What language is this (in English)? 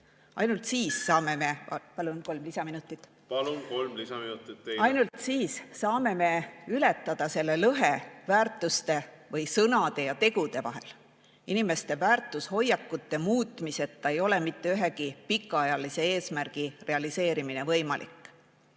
Estonian